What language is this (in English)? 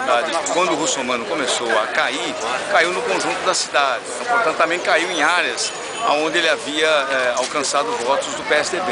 Portuguese